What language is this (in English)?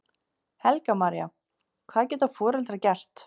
Icelandic